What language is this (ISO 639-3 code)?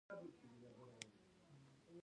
pus